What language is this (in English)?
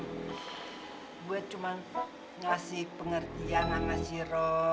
Indonesian